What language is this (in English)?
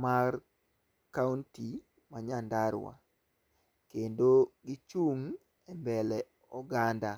Luo (Kenya and Tanzania)